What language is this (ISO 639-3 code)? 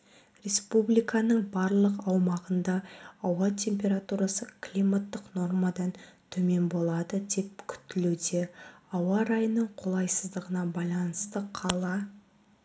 kaz